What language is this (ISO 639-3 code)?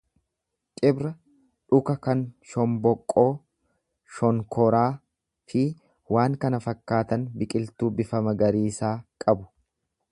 orm